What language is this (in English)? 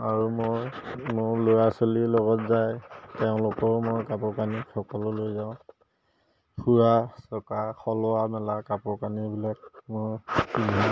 Assamese